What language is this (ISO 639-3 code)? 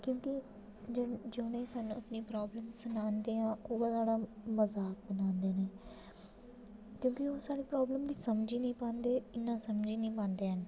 doi